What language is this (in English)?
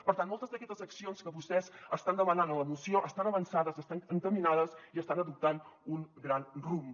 Catalan